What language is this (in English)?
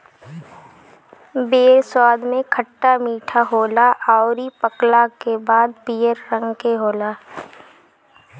Bhojpuri